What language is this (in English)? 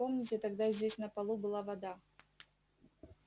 Russian